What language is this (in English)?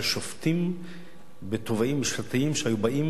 Hebrew